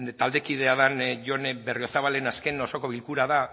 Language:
Basque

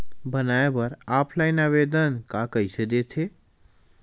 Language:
Chhattisgarhi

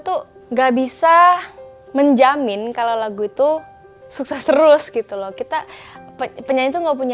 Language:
Indonesian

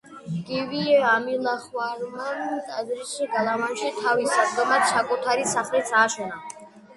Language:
Georgian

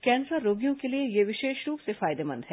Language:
Hindi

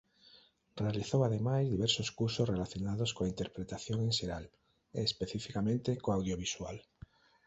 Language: Galician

